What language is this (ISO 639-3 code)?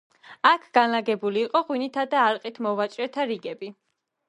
kat